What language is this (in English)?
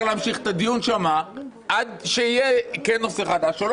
Hebrew